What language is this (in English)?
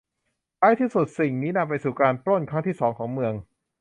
Thai